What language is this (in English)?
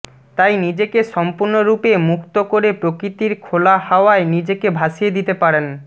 Bangla